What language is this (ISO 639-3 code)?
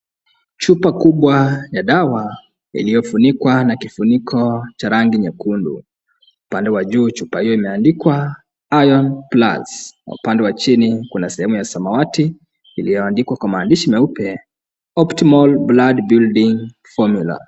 swa